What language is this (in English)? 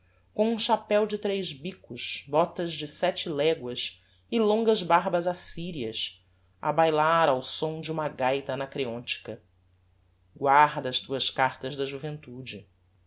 Portuguese